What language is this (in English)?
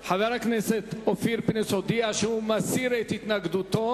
Hebrew